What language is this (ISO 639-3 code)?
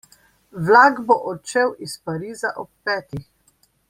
slv